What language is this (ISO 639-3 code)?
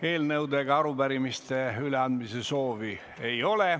est